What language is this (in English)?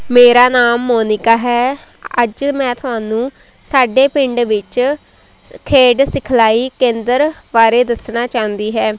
Punjabi